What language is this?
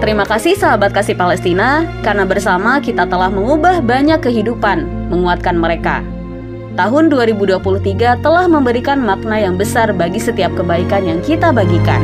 Indonesian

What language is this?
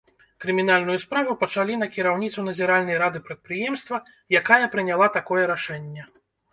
Belarusian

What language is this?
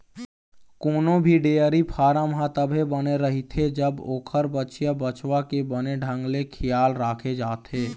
Chhattisgarhi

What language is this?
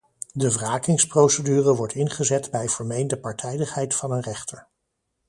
Dutch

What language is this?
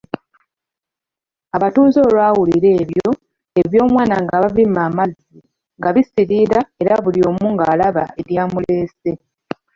Ganda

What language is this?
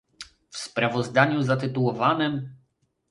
Polish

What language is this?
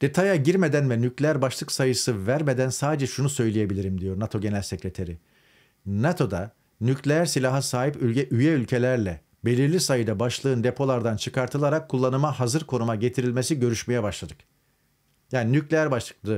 Turkish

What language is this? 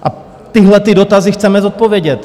Czech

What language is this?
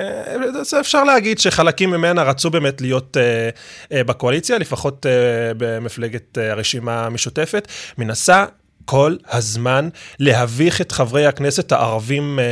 Hebrew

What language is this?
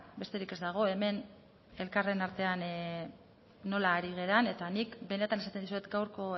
Basque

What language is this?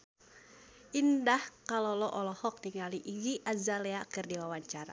Sundanese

